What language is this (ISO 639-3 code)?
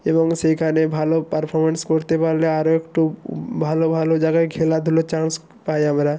ben